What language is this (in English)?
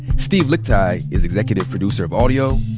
English